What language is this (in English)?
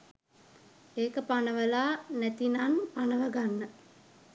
Sinhala